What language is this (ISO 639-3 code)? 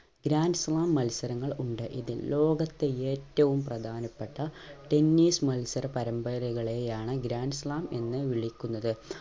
mal